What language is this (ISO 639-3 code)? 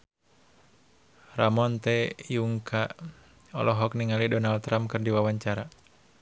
sun